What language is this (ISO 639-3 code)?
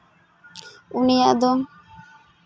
sat